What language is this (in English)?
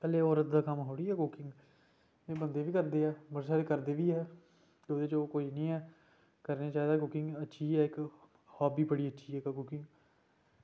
Dogri